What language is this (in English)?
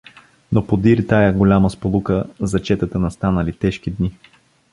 Bulgarian